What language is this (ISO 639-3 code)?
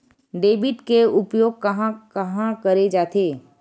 hne